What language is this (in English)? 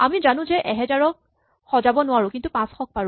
Assamese